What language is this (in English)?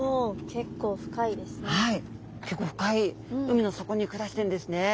Japanese